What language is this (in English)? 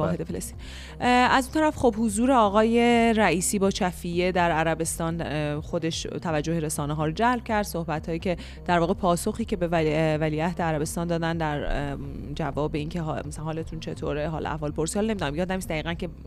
Persian